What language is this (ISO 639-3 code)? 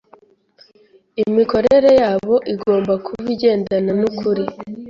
kin